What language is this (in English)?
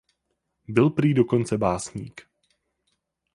Czech